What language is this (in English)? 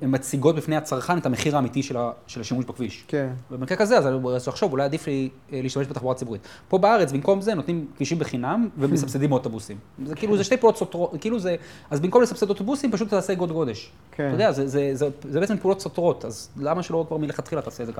Hebrew